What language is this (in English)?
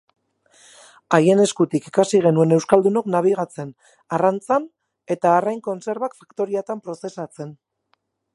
Basque